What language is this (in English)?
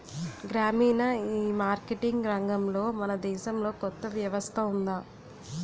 Telugu